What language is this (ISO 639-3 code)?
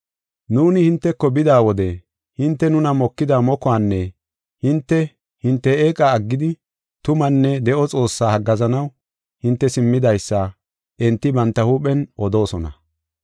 gof